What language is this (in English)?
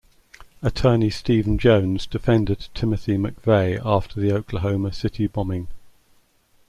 English